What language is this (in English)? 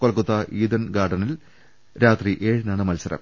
Malayalam